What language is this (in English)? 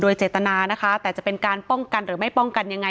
Thai